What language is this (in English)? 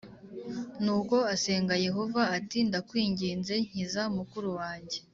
Kinyarwanda